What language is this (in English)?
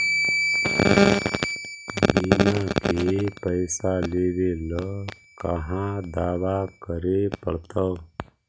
Magahi